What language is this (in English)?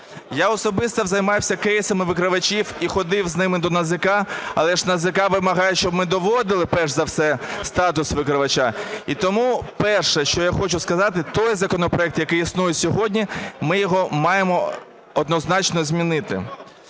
Ukrainian